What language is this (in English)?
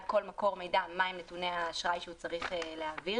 Hebrew